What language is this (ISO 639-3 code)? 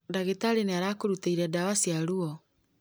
kik